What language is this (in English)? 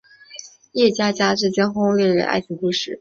Chinese